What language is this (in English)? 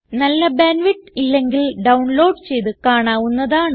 Malayalam